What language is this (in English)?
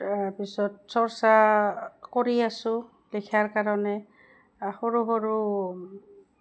Assamese